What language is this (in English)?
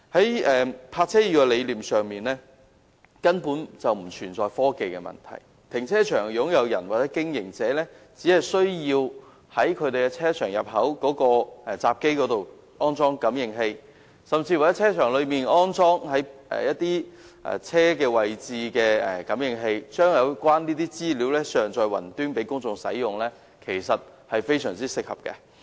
Cantonese